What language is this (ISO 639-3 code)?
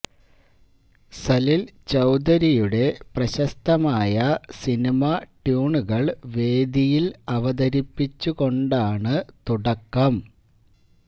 mal